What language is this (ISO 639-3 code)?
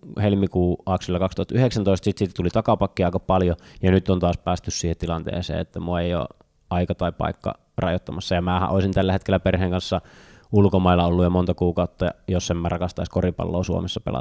fin